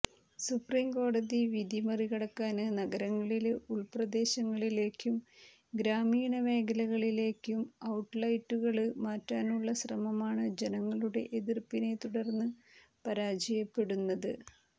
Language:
Malayalam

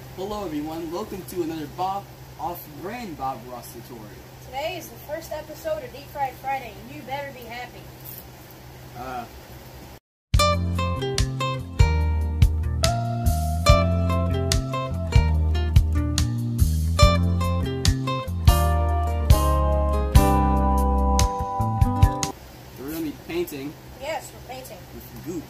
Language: English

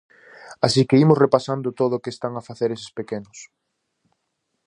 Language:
Galician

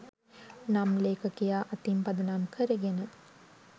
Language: Sinhala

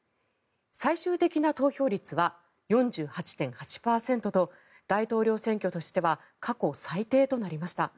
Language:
Japanese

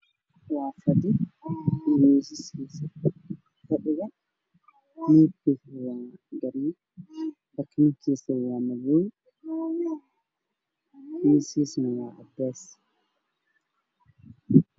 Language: Somali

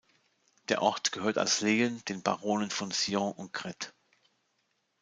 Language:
German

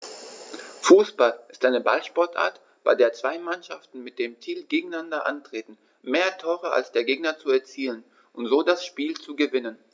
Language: German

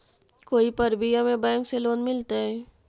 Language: Magahi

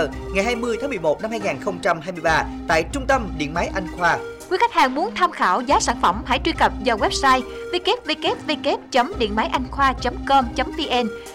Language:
Vietnamese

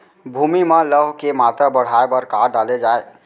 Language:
Chhattisgarhi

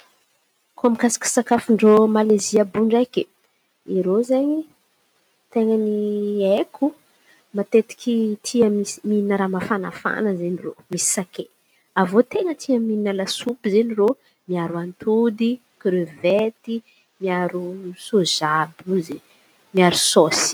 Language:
Antankarana Malagasy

